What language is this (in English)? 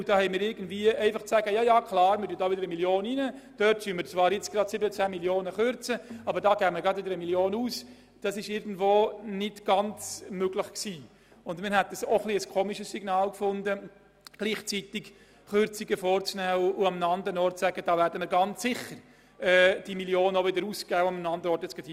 Swiss German